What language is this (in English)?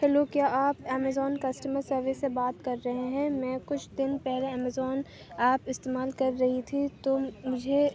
Urdu